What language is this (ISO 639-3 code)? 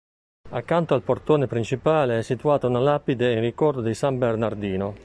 ita